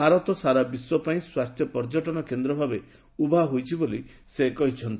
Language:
Odia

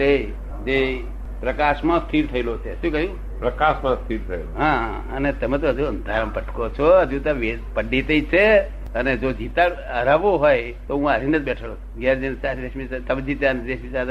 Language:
Gujarati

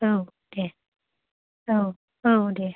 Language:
Bodo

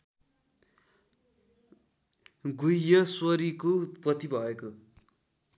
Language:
Nepali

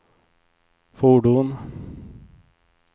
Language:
Swedish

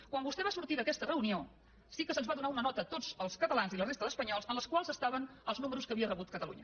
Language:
Catalan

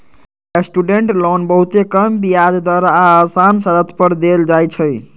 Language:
Magahi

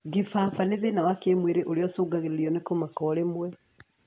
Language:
Kikuyu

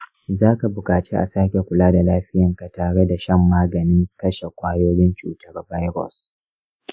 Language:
Hausa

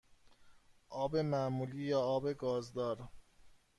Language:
Persian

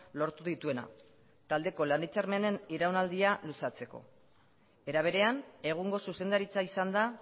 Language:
Basque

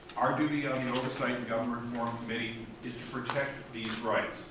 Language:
English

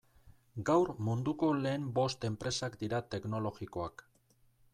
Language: Basque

